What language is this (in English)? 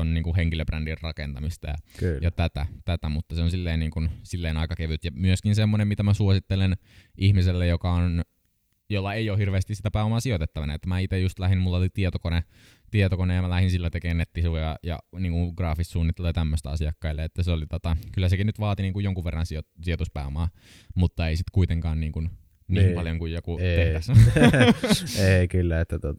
Finnish